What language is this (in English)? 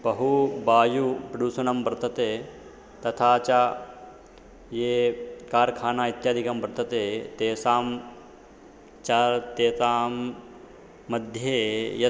Sanskrit